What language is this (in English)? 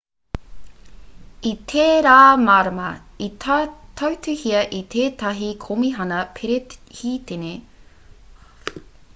Māori